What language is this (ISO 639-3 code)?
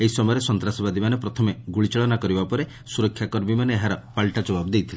ori